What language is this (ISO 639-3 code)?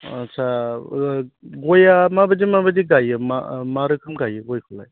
brx